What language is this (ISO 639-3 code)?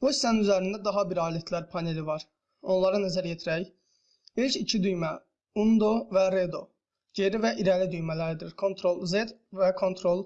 tur